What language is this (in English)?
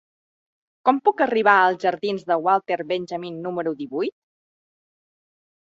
Catalan